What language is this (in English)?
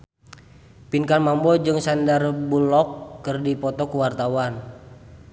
Sundanese